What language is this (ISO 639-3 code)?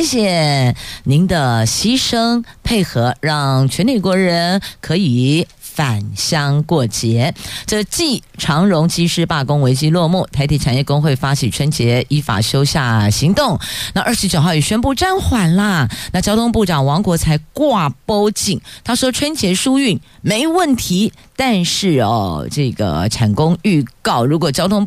zho